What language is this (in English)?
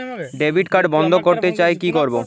Bangla